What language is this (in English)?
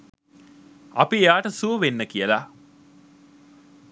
Sinhala